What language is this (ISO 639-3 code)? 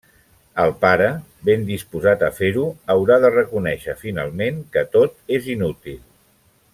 cat